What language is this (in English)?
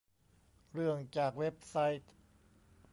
Thai